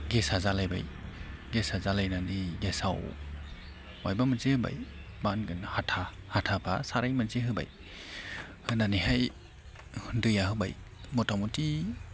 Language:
Bodo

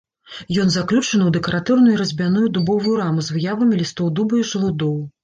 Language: Belarusian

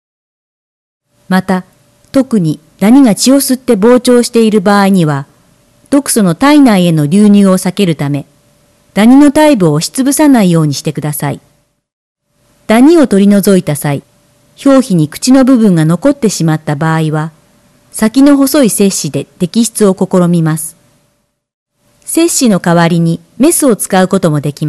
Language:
Japanese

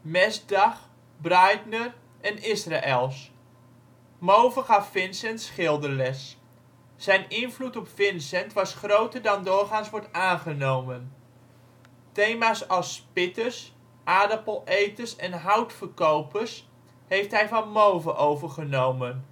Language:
Dutch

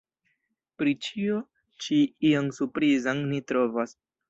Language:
Esperanto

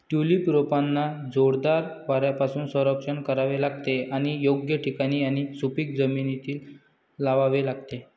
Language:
Marathi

